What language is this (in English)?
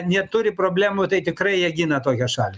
Lithuanian